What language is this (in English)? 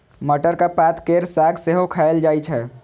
Maithili